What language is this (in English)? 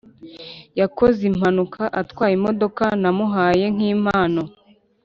Kinyarwanda